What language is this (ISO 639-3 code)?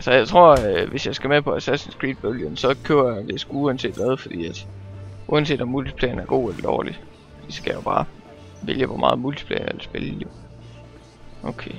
dan